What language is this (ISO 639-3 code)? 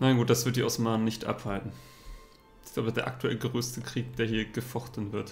deu